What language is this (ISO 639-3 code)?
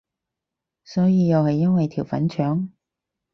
yue